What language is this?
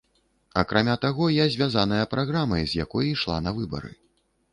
Belarusian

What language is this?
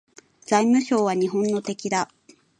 Japanese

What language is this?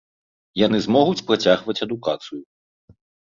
Belarusian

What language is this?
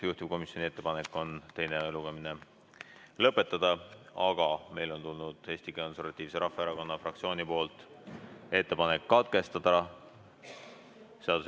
Estonian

